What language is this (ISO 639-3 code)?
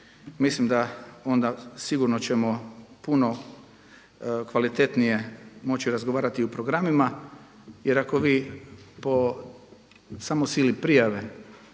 hrv